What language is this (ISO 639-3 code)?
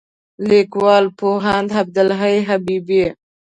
pus